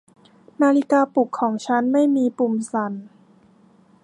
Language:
Thai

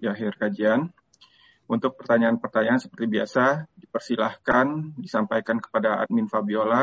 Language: Indonesian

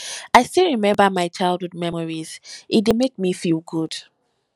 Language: Nigerian Pidgin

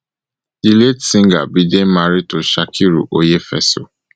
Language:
Nigerian Pidgin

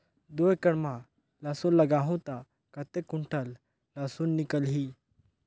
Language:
Chhattisgarhi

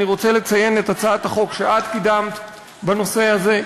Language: Hebrew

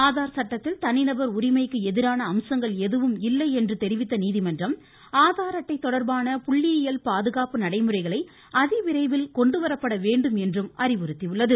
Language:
Tamil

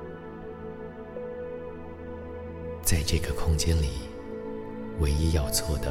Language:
Chinese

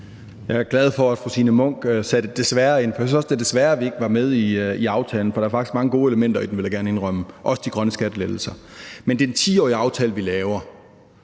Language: Danish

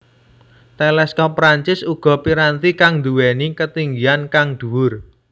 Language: Javanese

